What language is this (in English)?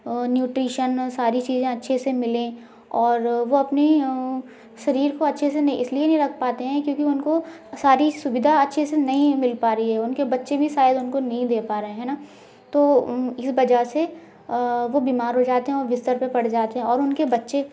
Hindi